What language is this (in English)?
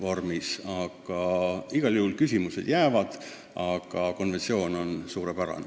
Estonian